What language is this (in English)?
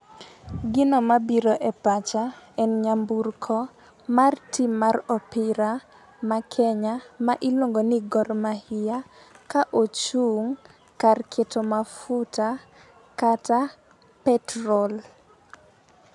Luo (Kenya and Tanzania)